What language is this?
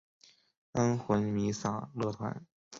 Chinese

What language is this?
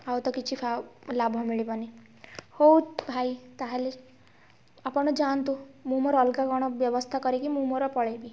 Odia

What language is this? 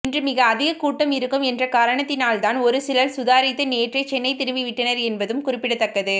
Tamil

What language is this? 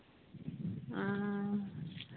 Santali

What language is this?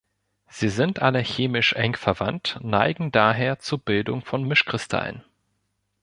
German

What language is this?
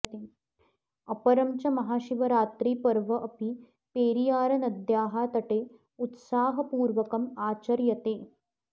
Sanskrit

